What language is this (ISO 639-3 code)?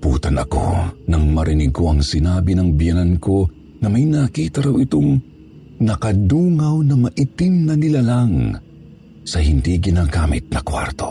fil